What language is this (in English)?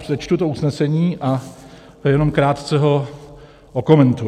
Czech